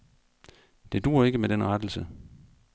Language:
Danish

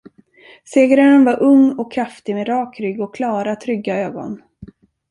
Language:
Swedish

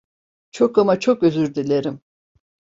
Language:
Turkish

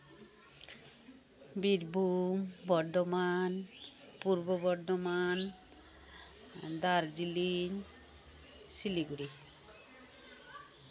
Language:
Santali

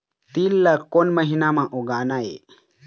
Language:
Chhattisgarhi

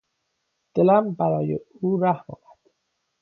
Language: Persian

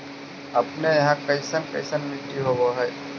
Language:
Magahi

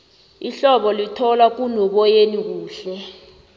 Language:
South Ndebele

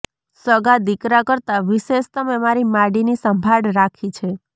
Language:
Gujarati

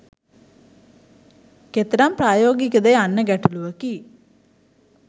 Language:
Sinhala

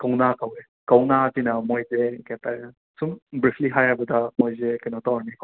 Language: Manipuri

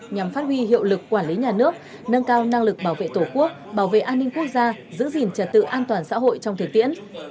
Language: Vietnamese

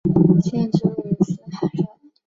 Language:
Chinese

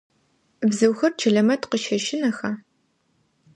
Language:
Adyghe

